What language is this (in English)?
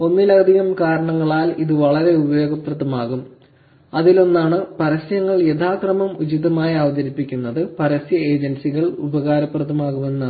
Malayalam